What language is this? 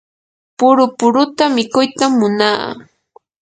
Yanahuanca Pasco Quechua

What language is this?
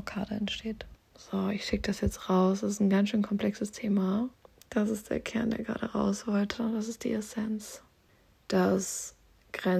German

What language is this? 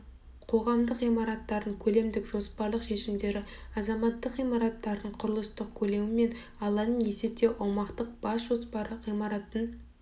Kazakh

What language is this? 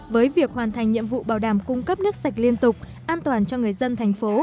Vietnamese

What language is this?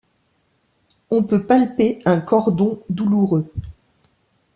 French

